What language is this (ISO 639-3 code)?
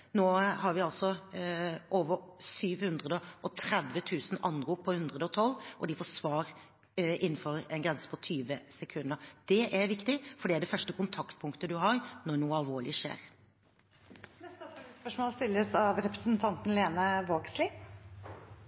nor